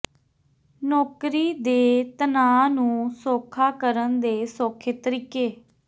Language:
Punjabi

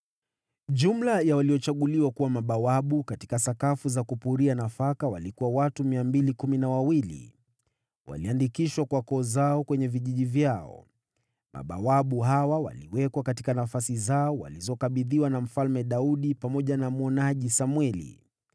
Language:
Swahili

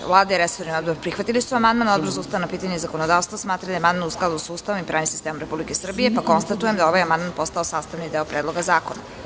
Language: Serbian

